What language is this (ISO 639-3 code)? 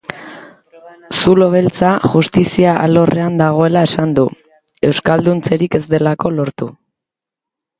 eus